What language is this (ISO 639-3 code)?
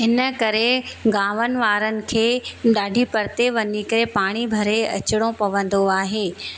snd